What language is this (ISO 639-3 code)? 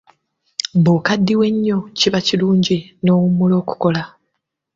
lug